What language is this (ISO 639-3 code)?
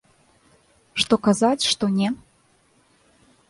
bel